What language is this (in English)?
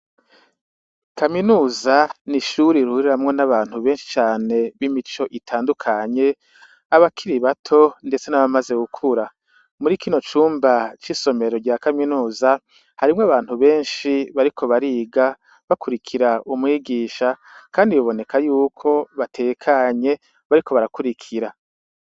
Rundi